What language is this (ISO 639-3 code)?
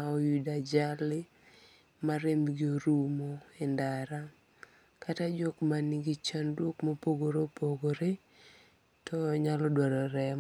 luo